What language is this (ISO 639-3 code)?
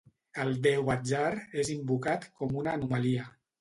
cat